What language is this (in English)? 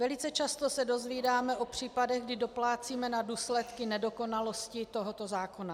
Czech